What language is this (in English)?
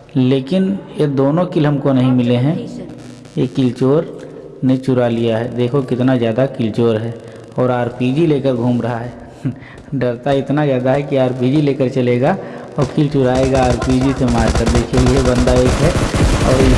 Hindi